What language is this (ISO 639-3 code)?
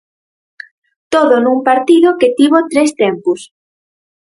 glg